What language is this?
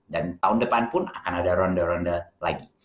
Indonesian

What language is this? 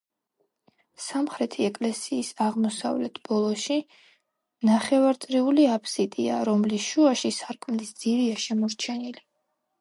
Georgian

